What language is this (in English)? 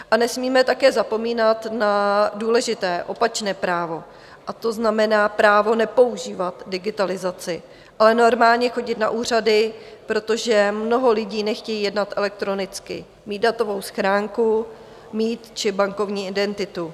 Czech